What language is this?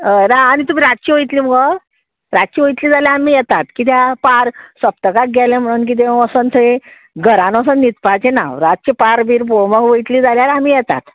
Konkani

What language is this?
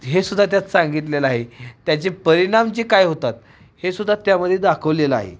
Marathi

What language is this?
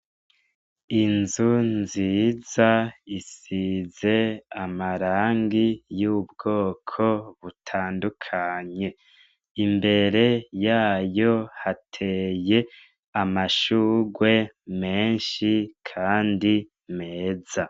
Rundi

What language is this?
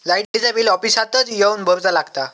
Marathi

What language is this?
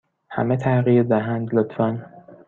Persian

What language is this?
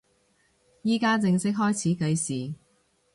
Cantonese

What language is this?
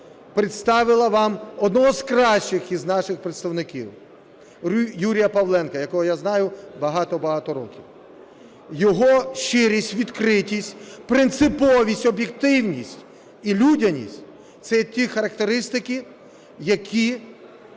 Ukrainian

